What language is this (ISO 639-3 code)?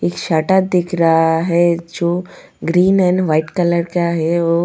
hin